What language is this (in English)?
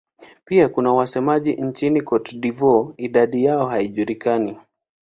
Swahili